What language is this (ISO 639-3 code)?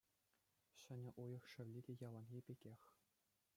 chv